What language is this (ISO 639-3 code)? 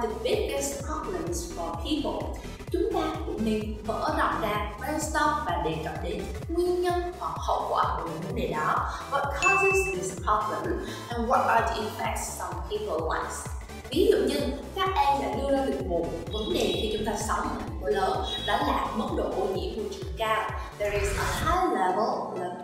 vie